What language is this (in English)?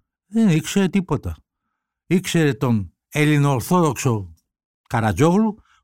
Greek